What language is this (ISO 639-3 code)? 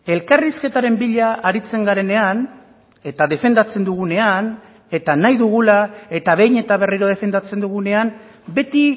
eus